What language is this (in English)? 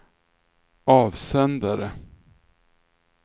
Swedish